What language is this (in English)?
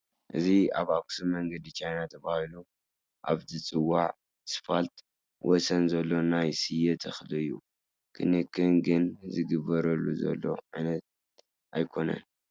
Tigrinya